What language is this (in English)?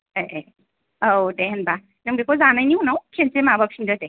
Bodo